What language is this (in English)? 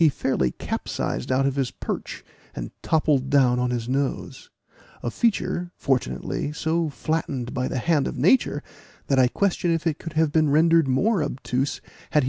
English